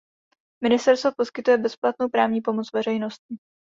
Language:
Czech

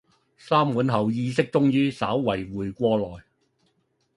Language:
Cantonese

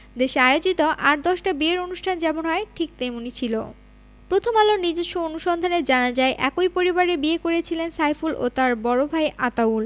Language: Bangla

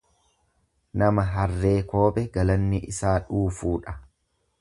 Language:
Oromo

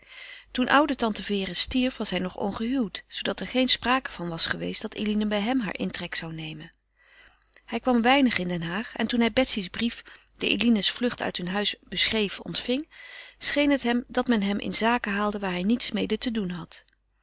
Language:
Dutch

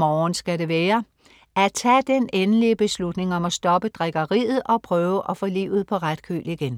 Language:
Danish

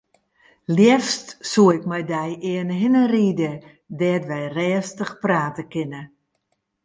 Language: Western Frisian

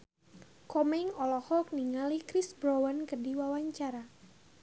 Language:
Sundanese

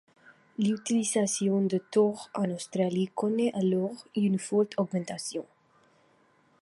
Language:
French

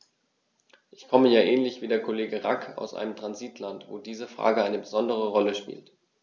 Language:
German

